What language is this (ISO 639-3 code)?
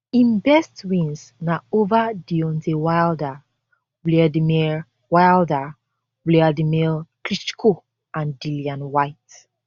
pcm